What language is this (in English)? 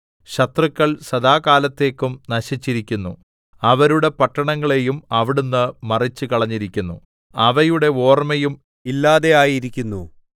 Malayalam